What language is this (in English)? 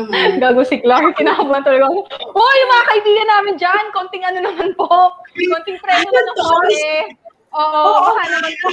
Filipino